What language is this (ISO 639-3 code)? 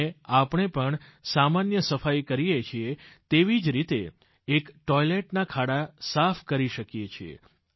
guj